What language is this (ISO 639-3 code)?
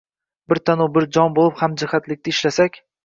uzb